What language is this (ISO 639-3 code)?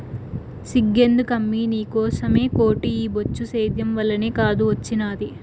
tel